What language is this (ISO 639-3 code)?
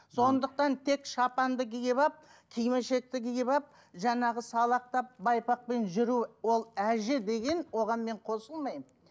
kaz